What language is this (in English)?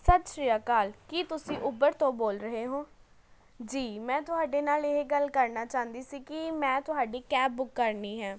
Punjabi